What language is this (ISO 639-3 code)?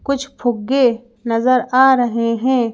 hin